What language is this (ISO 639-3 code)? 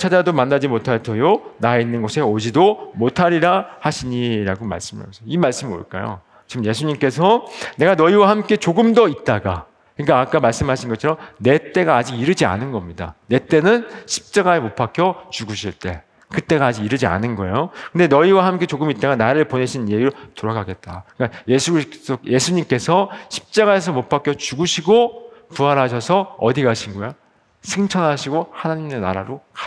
kor